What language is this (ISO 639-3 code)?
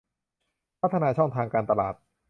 tha